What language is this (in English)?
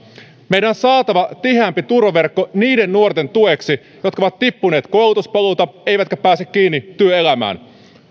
Finnish